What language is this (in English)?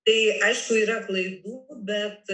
Lithuanian